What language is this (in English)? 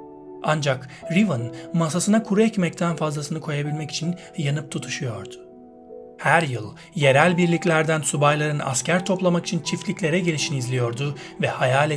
Turkish